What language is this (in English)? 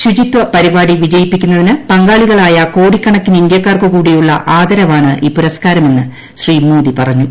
Malayalam